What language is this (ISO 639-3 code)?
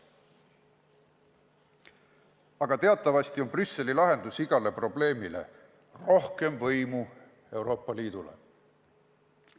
est